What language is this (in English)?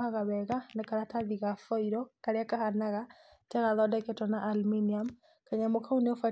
Kikuyu